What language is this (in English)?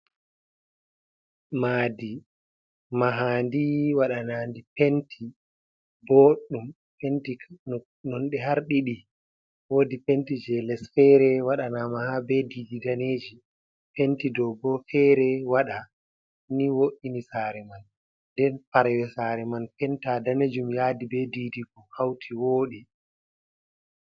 Fula